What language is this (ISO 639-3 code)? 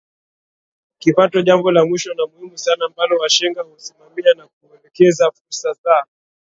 swa